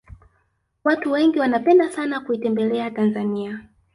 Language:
Swahili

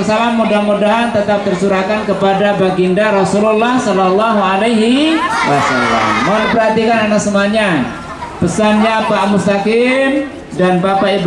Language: Indonesian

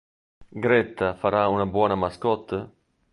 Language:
Italian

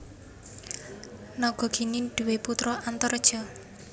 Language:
Javanese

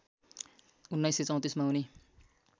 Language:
Nepali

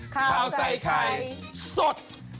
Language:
Thai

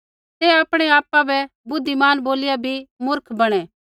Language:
Kullu Pahari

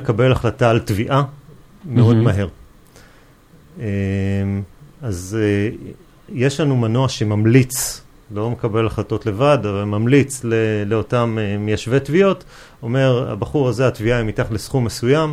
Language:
Hebrew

